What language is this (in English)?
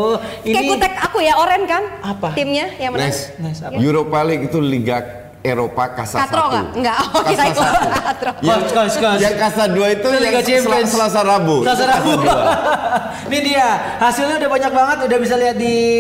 Indonesian